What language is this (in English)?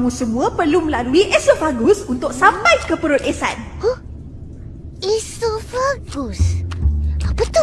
Malay